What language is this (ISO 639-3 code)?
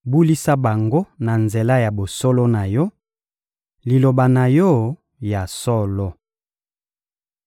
lin